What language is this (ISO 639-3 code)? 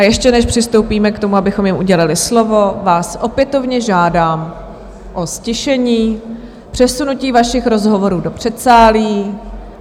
ces